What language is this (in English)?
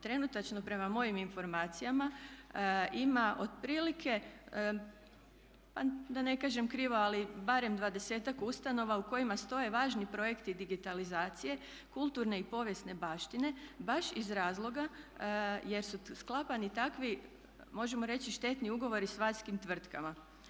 Croatian